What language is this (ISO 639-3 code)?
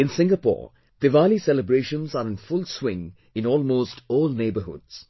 eng